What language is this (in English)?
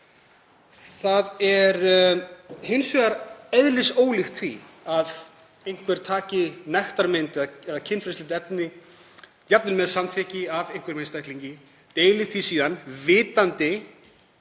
Icelandic